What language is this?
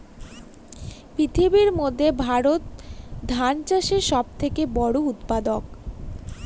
Bangla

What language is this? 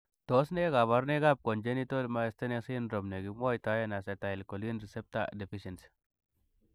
Kalenjin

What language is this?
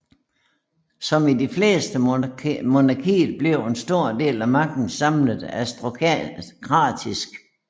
Danish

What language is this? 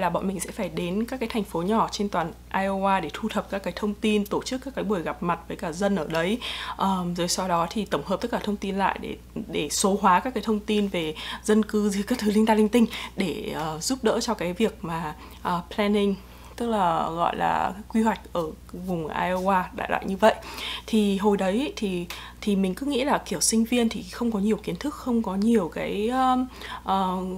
Vietnamese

